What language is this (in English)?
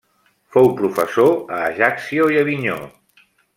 Catalan